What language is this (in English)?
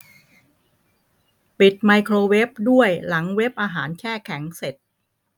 Thai